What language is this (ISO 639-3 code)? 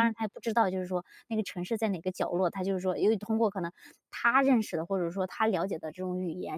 zho